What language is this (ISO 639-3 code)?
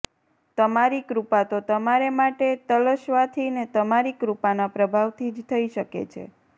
guj